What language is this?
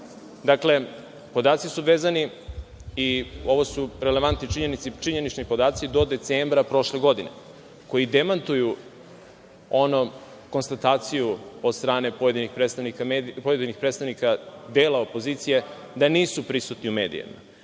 Serbian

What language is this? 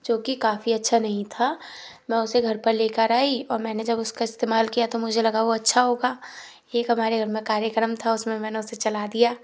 Hindi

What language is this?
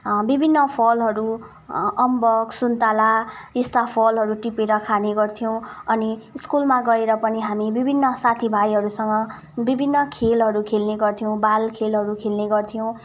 Nepali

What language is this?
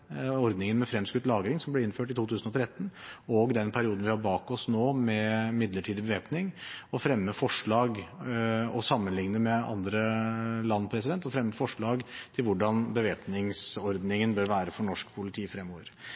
Norwegian Bokmål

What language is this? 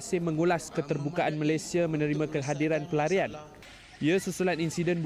Malay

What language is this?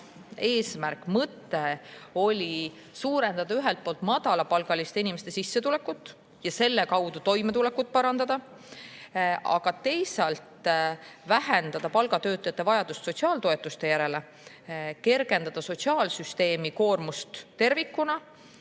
Estonian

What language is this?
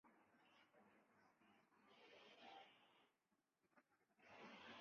Chinese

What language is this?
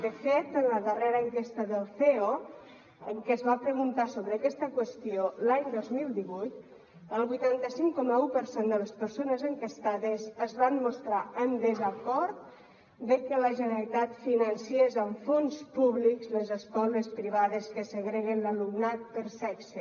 Catalan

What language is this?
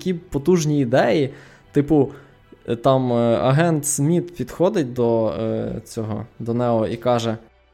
Ukrainian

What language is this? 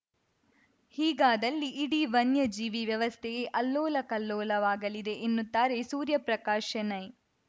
Kannada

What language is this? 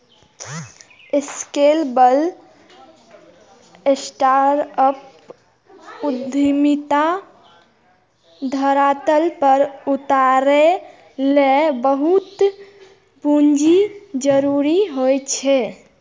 Maithili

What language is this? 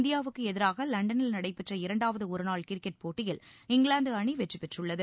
Tamil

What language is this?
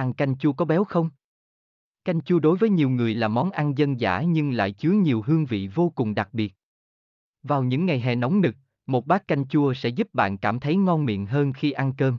Vietnamese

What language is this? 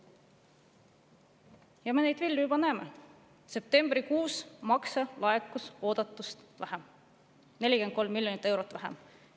Estonian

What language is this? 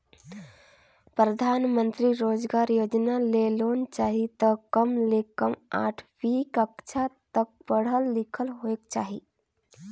Chhattisgarhi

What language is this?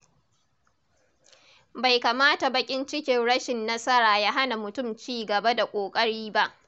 Hausa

